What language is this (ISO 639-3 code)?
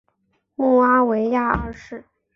zho